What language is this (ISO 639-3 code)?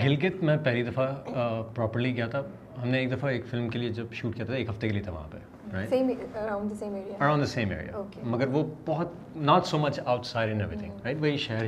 urd